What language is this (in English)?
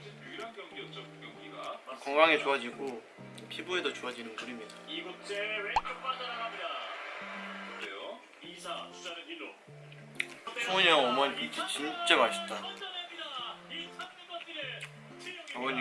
Korean